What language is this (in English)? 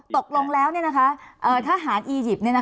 Thai